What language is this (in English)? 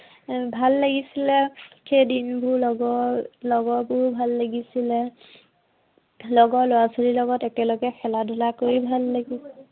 Assamese